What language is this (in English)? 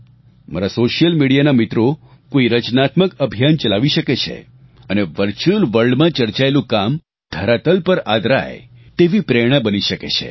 Gujarati